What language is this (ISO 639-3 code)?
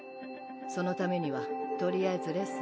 jpn